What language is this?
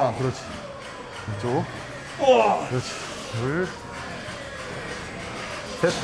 Korean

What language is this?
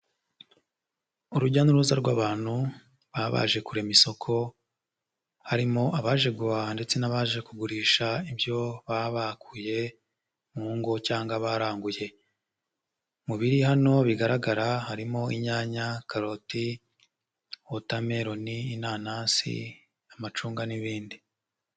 Kinyarwanda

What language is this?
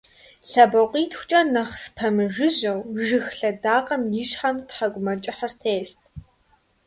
Kabardian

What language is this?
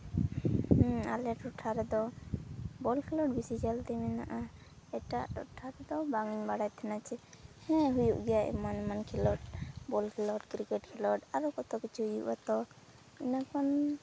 Santali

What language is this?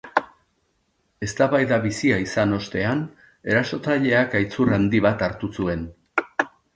Basque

